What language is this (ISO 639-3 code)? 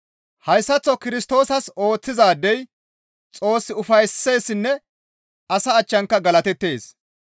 gmv